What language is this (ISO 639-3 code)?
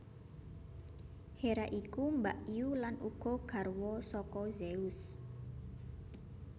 jav